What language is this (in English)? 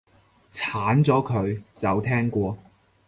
Cantonese